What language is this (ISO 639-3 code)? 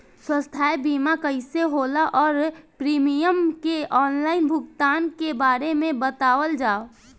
bho